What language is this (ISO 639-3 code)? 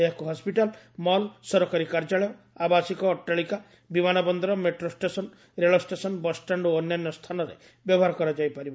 ori